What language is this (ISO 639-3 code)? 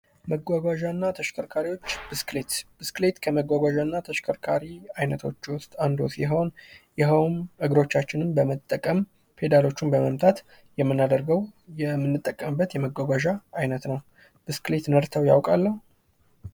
amh